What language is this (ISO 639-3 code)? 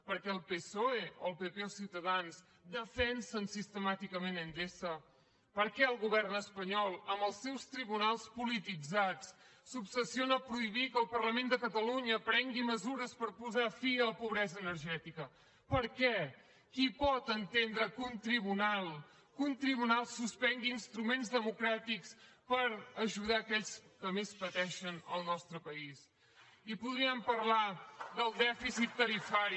cat